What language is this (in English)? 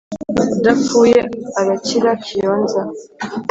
Kinyarwanda